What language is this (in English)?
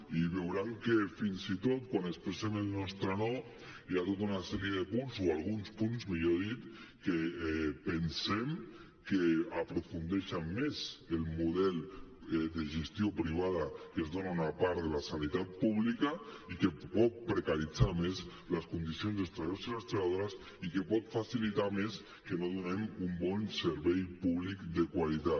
Catalan